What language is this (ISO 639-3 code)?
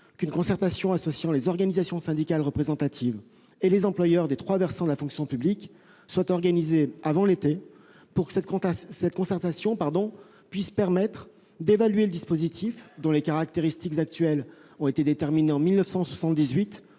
fra